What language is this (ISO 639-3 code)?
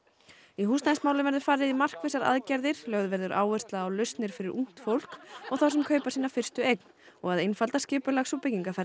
isl